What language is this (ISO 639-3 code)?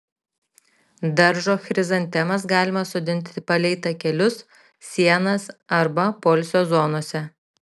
lit